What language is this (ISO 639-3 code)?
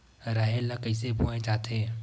hne